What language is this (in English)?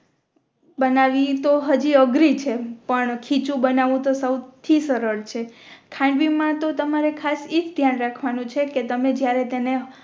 Gujarati